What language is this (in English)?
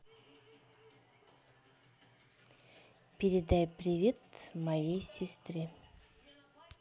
Russian